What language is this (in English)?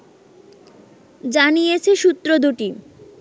Bangla